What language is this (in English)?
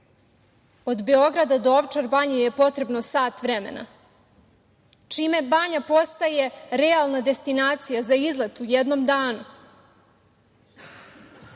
Serbian